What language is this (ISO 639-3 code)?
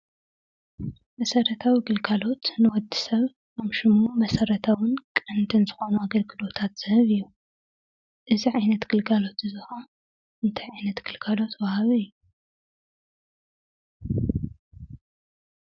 tir